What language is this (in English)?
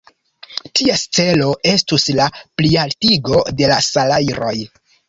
Esperanto